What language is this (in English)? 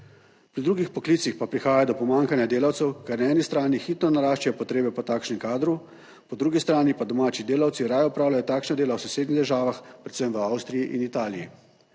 Slovenian